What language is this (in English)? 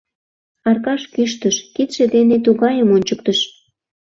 Mari